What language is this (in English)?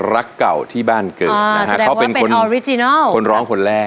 Thai